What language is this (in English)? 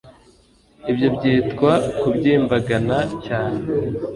Kinyarwanda